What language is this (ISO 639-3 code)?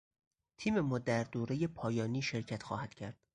fas